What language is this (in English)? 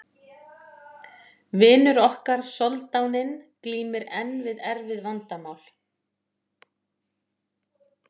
Icelandic